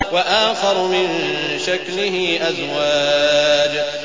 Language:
Arabic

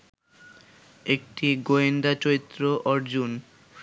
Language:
Bangla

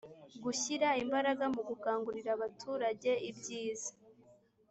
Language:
Kinyarwanda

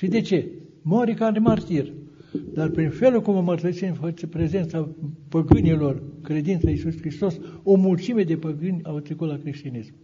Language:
Romanian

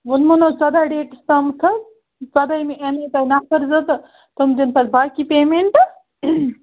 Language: Kashmiri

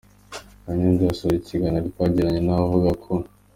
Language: Kinyarwanda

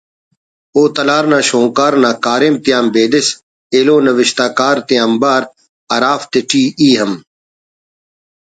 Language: Brahui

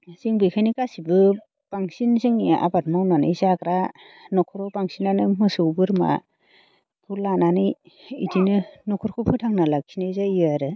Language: Bodo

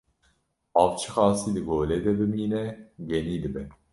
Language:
Kurdish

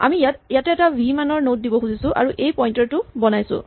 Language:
Assamese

